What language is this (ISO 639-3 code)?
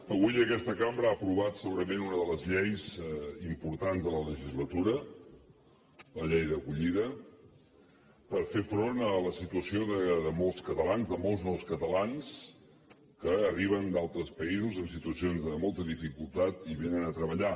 cat